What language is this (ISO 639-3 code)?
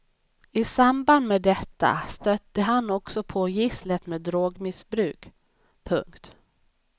swe